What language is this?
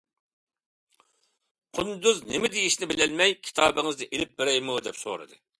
Uyghur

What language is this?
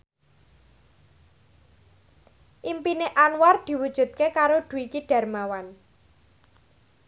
Javanese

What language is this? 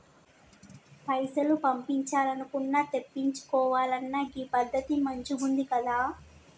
Telugu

